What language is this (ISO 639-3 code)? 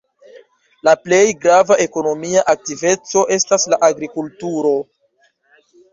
epo